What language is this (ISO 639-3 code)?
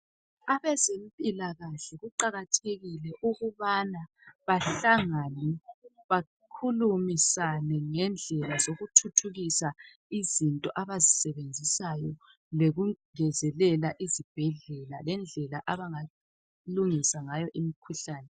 nde